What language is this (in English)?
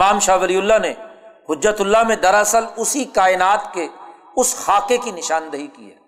Urdu